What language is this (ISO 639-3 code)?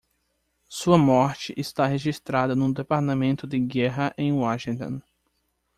por